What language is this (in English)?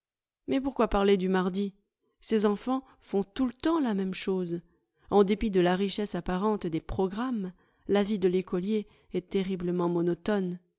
French